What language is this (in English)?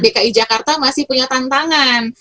Indonesian